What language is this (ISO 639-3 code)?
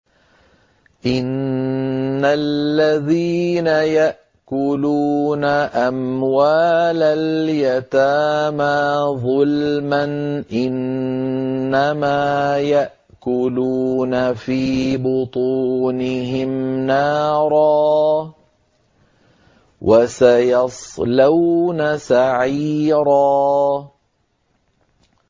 ara